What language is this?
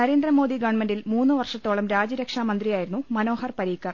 Malayalam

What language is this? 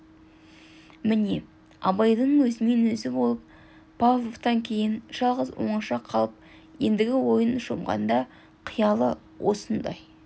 Kazakh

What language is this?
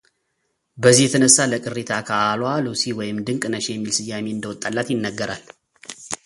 Amharic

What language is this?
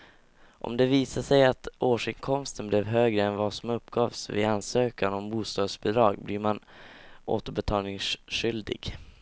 Swedish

